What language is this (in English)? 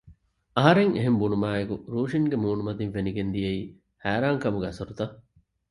Divehi